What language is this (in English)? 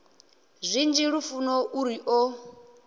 Venda